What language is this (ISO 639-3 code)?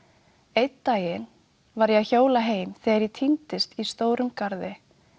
isl